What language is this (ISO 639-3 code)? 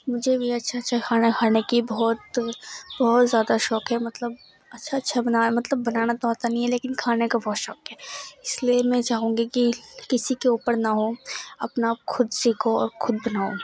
urd